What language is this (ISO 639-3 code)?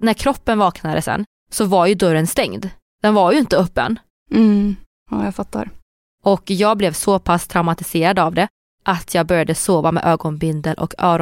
swe